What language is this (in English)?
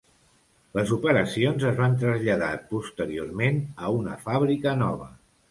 Catalan